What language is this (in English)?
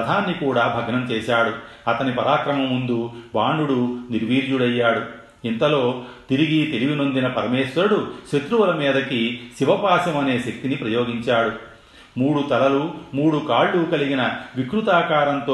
Telugu